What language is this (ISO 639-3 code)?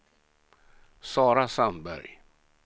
swe